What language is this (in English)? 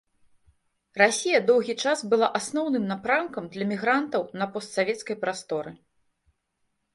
Belarusian